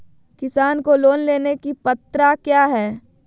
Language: Magahi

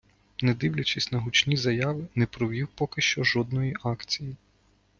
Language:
Ukrainian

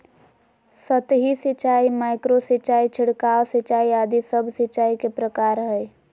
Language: Magahi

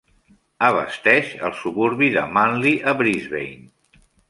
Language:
Catalan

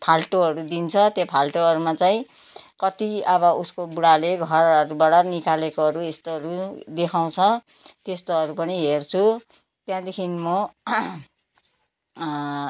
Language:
Nepali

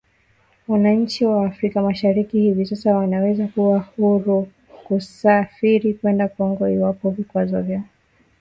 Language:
Swahili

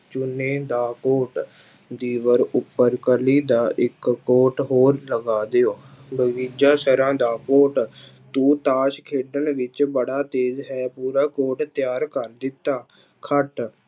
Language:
Punjabi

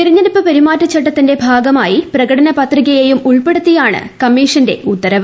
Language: Malayalam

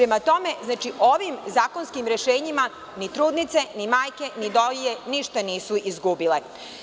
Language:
Serbian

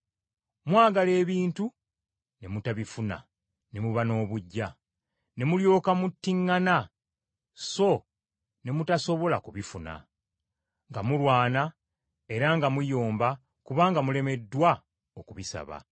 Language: Ganda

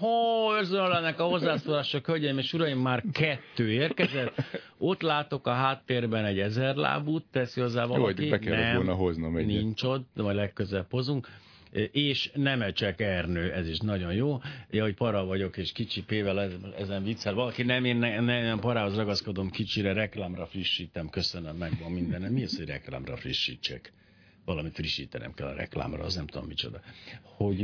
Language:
Hungarian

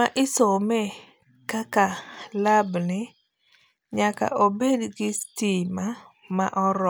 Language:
Luo (Kenya and Tanzania)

